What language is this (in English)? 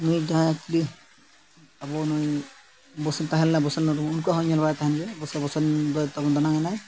Santali